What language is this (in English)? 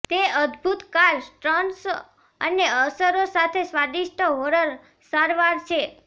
Gujarati